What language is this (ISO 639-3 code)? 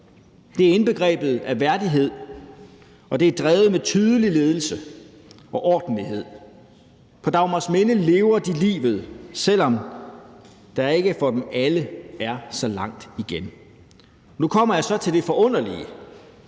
dan